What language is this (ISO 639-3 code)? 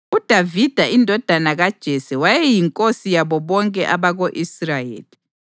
nde